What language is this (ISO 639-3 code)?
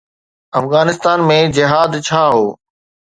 snd